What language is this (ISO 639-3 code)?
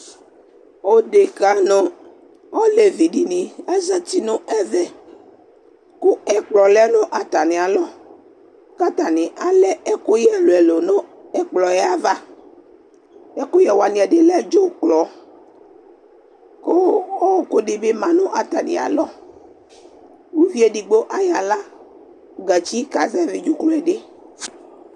kpo